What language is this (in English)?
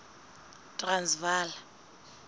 Southern Sotho